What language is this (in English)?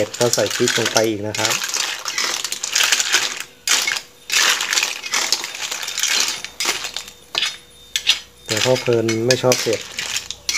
Thai